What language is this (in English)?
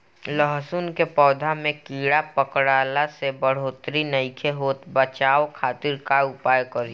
Bhojpuri